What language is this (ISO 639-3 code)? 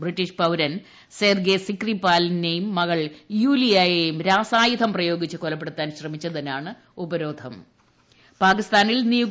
mal